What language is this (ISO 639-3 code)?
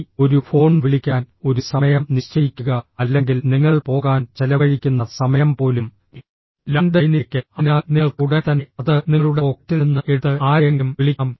mal